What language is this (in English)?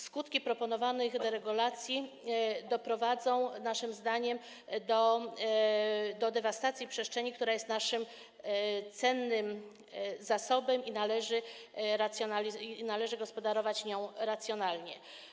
Polish